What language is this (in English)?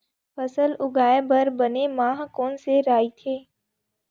Chhattisgarhi